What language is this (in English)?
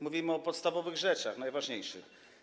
Polish